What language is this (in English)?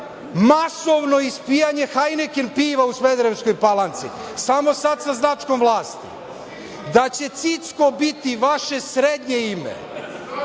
Serbian